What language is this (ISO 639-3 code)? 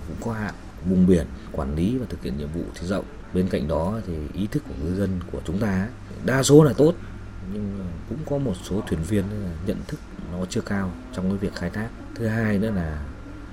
vie